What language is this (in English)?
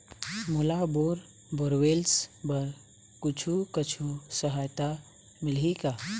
Chhattisgarhi